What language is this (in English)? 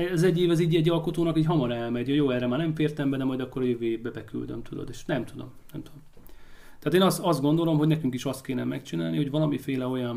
Hungarian